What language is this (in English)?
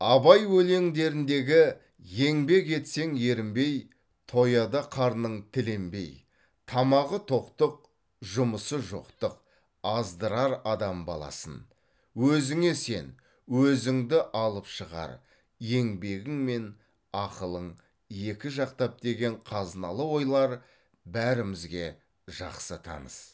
Kazakh